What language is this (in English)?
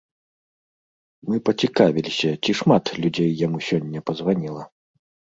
Belarusian